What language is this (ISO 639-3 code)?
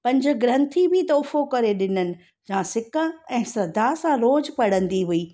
snd